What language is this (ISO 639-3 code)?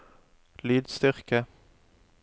nor